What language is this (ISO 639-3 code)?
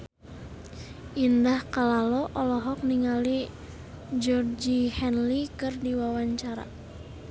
sun